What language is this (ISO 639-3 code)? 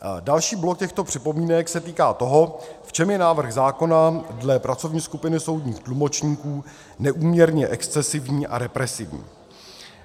ces